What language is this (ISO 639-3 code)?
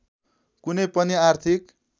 nep